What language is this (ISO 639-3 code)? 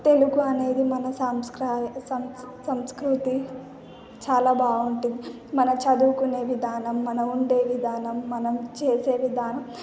tel